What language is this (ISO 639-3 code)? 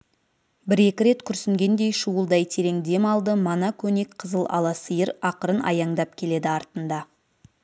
kaz